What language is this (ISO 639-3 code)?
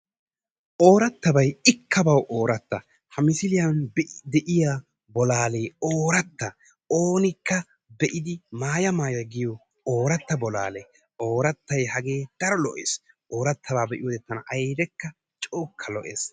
wal